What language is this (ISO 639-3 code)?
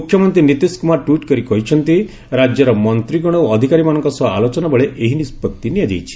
ori